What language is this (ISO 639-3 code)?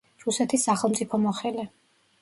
kat